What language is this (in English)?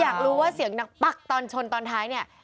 Thai